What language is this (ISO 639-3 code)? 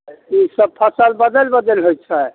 mai